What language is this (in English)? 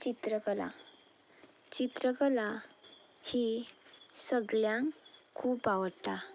Konkani